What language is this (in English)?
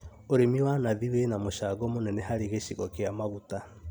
Kikuyu